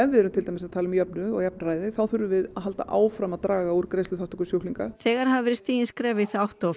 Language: Icelandic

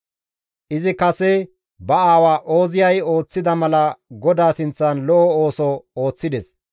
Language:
Gamo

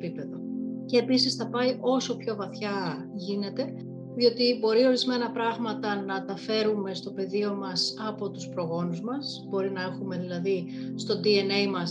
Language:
Greek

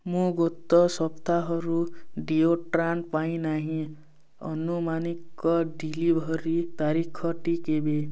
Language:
Odia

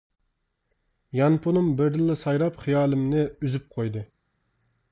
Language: Uyghur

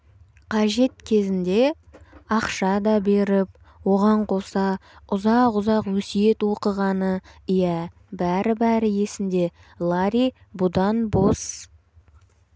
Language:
Kazakh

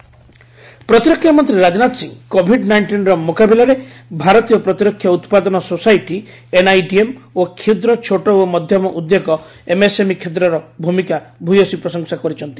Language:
Odia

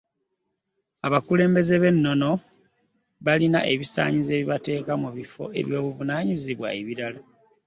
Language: Ganda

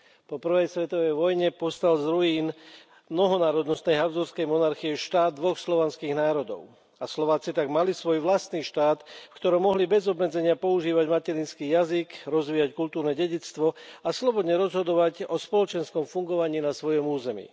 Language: Slovak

